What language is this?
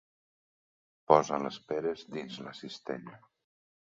Catalan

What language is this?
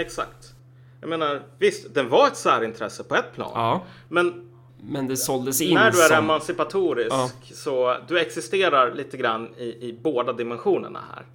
Swedish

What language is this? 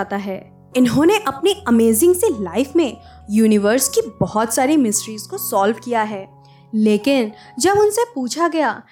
Hindi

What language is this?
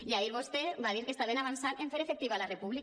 Catalan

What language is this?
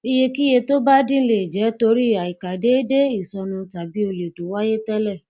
Yoruba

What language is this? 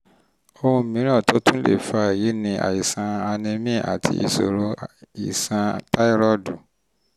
Yoruba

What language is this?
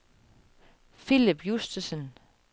Danish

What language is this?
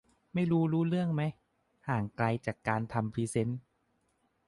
Thai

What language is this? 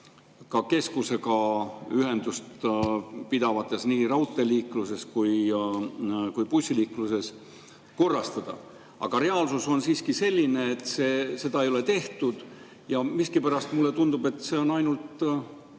Estonian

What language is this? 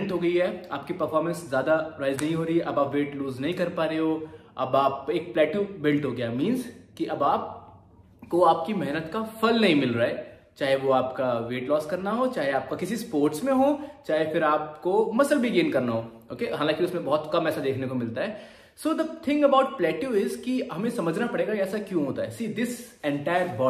Hindi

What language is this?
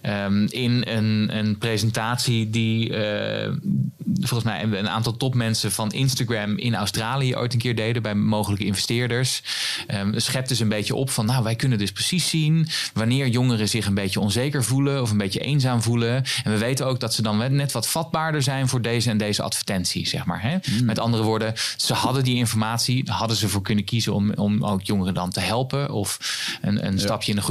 Dutch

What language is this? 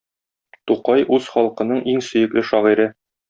Tatar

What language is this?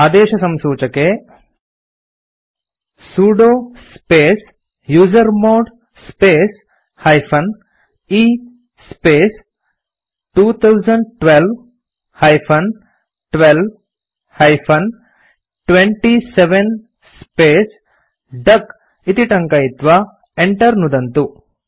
Sanskrit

